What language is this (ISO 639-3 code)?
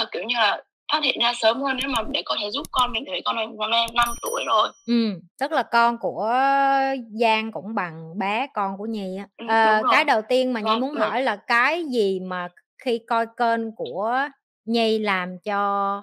vie